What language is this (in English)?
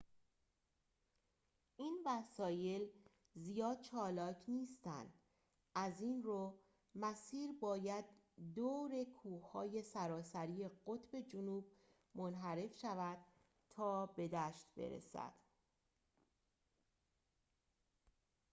Persian